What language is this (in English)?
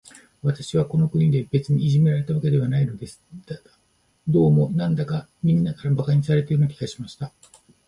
Japanese